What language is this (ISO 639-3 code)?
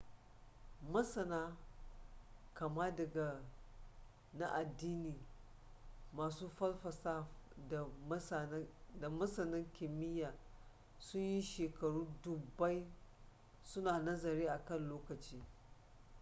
hau